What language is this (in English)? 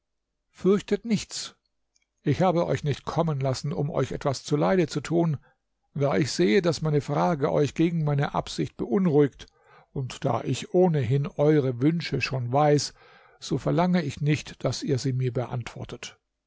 German